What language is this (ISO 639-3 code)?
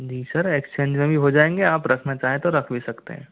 hin